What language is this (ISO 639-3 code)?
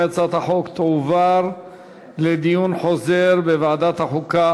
heb